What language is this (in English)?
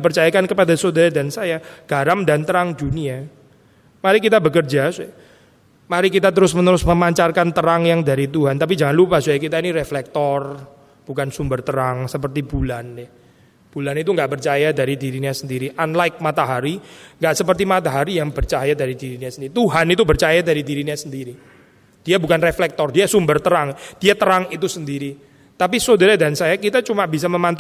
Indonesian